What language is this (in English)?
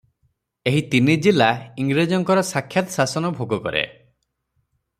Odia